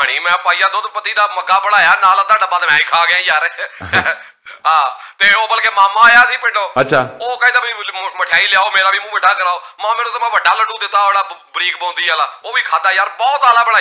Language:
Hindi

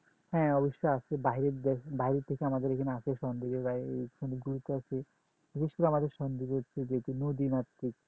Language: Bangla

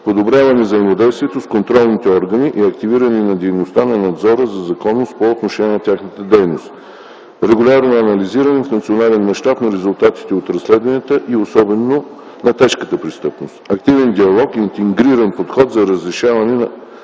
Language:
Bulgarian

